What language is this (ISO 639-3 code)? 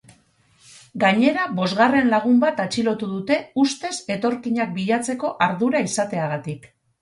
eus